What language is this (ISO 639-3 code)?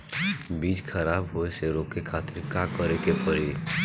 bho